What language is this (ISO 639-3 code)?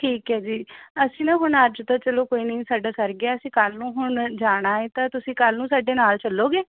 pan